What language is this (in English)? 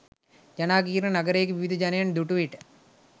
Sinhala